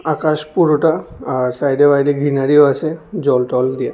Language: Bangla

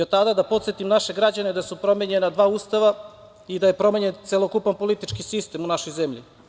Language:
Serbian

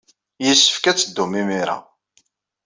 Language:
Kabyle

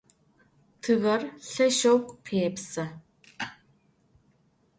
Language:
Adyghe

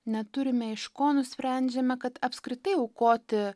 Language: Lithuanian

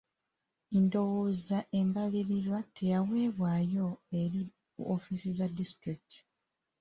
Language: Ganda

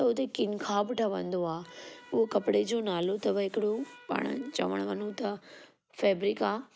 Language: Sindhi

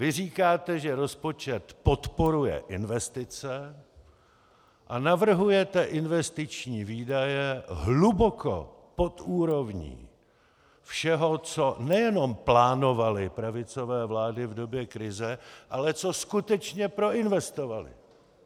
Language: Czech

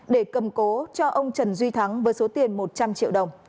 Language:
Vietnamese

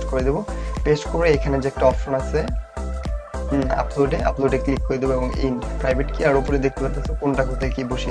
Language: Bangla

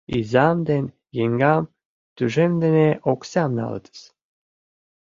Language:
Mari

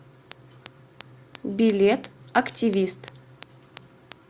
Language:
Russian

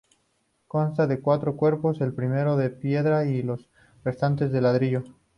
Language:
Spanish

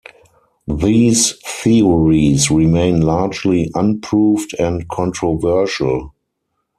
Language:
English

